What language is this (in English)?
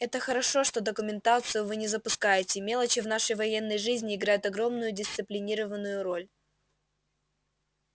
Russian